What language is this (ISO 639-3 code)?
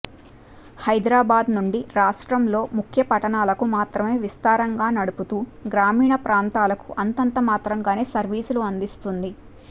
tel